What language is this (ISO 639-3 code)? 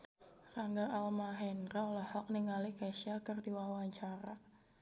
sun